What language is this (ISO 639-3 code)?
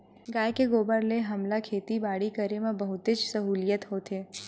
hne